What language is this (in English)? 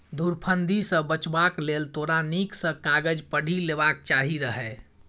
Maithili